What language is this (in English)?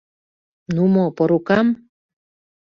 Mari